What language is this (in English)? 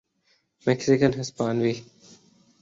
Urdu